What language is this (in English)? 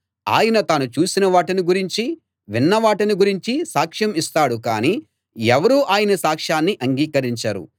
Telugu